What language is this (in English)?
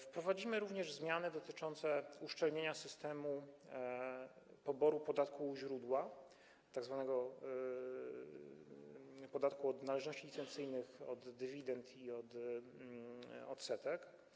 Polish